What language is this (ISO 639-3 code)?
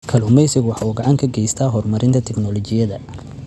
som